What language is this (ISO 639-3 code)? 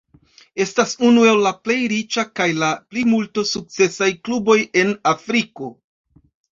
epo